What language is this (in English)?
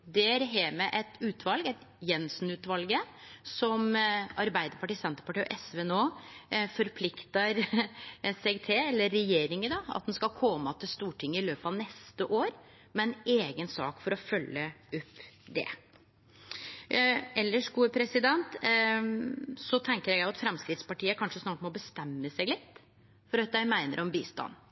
Norwegian Nynorsk